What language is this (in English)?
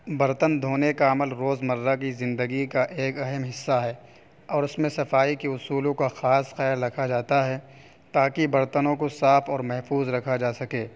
Urdu